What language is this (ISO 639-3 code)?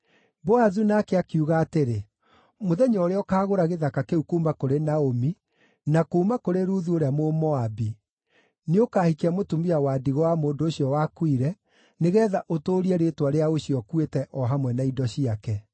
kik